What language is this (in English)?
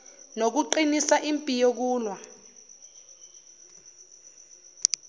Zulu